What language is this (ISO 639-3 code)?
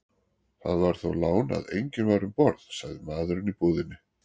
isl